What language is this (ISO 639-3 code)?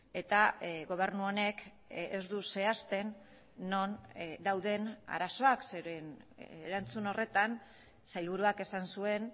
eus